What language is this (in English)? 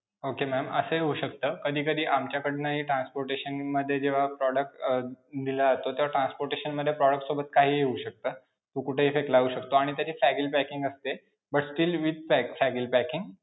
Marathi